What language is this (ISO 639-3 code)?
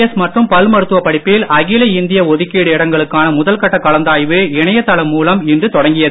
tam